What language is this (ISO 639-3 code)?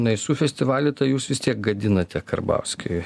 lit